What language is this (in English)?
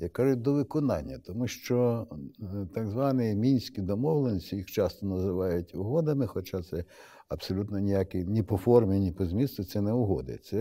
Ukrainian